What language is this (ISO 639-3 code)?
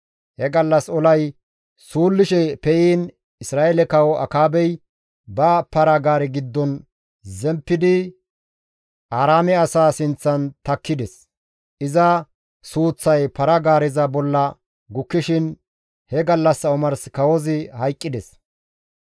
gmv